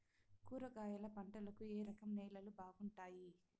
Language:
Telugu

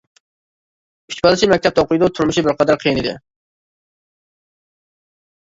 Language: Uyghur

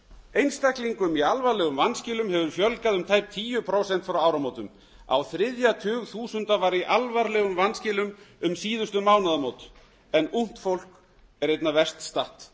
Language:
Icelandic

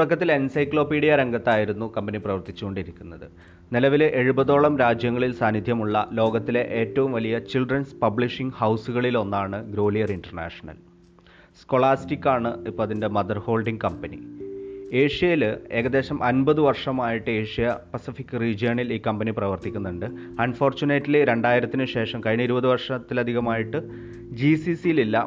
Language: Malayalam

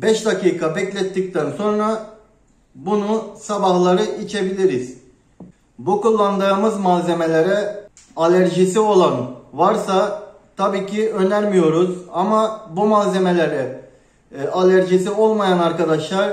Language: Turkish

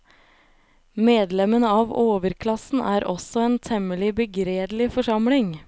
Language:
Norwegian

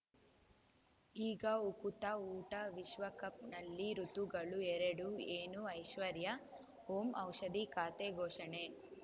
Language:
Kannada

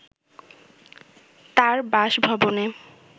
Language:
Bangla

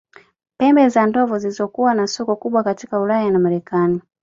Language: Swahili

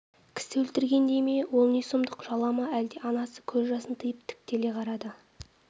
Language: Kazakh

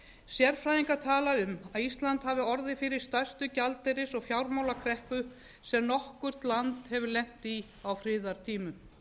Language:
Icelandic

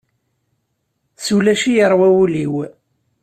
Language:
Kabyle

